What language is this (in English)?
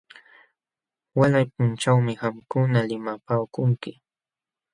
Jauja Wanca Quechua